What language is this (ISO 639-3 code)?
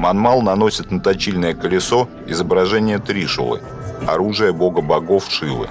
rus